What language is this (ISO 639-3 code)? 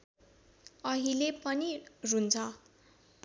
nep